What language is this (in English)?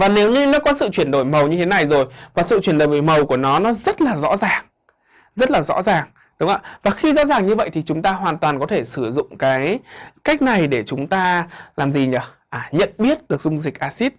Vietnamese